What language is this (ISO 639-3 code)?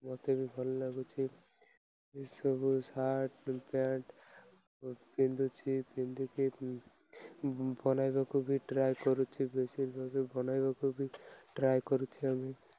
ori